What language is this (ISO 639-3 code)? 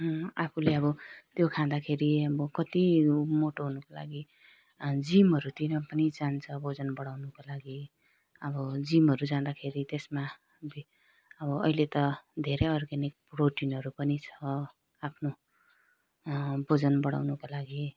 nep